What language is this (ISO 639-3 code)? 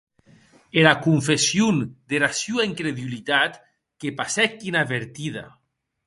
oci